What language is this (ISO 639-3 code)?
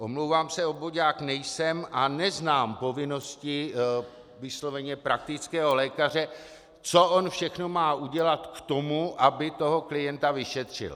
ces